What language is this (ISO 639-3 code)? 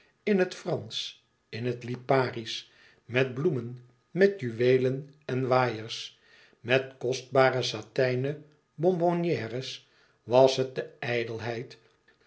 nld